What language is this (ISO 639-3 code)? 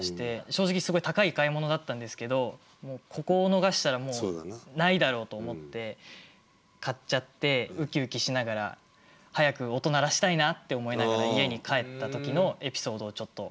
jpn